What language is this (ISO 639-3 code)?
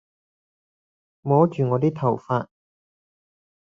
yue